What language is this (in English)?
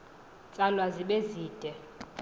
Xhosa